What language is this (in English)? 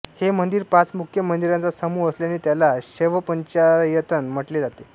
Marathi